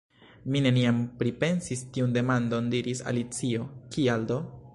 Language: Esperanto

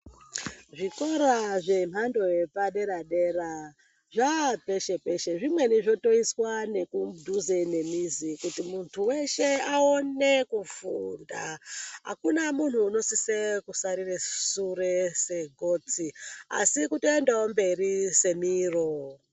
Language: Ndau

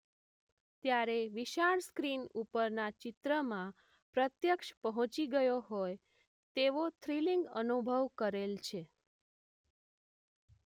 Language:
Gujarati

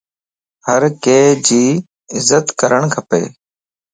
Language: Lasi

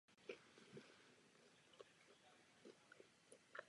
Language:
Czech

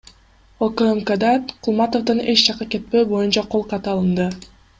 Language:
Kyrgyz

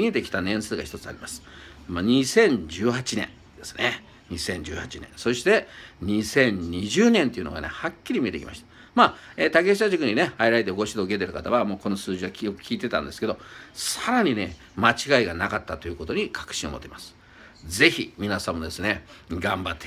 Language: Japanese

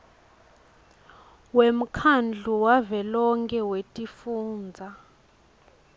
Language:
Swati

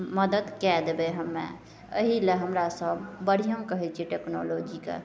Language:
Maithili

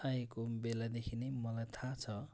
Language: Nepali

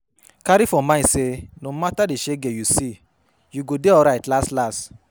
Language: Nigerian Pidgin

